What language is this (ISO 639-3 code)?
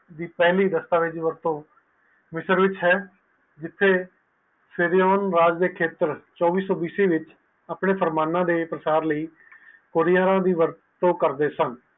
pan